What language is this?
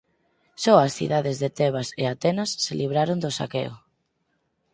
Galician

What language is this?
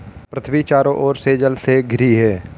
Hindi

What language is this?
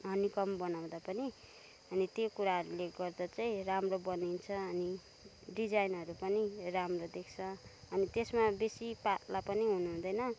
Nepali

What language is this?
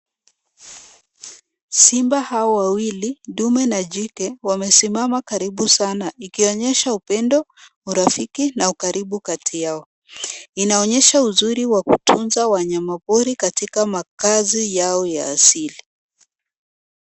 Swahili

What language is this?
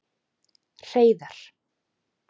Icelandic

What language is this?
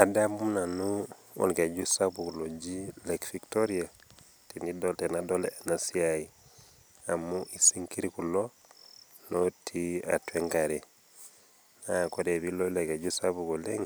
Masai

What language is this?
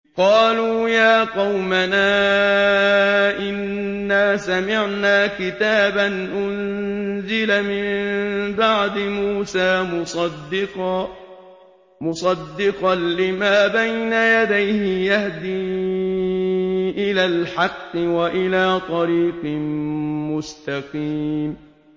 Arabic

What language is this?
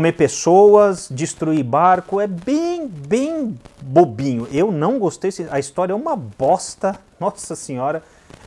Portuguese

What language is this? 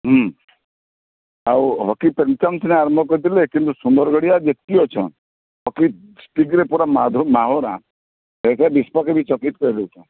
Odia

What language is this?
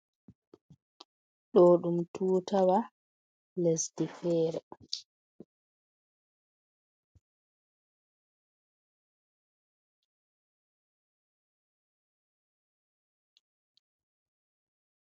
Fula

